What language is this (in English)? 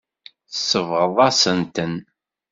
Kabyle